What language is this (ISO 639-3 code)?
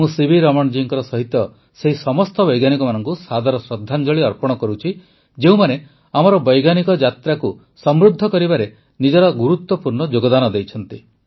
ori